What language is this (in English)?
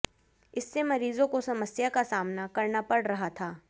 Hindi